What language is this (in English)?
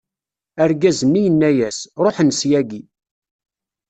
Kabyle